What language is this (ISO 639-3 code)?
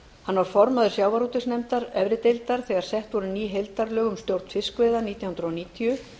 isl